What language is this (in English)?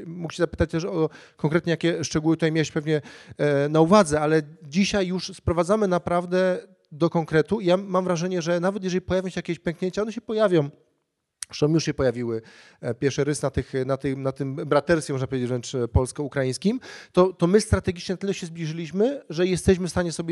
Polish